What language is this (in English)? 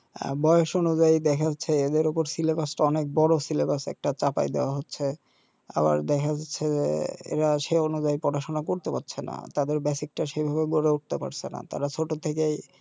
Bangla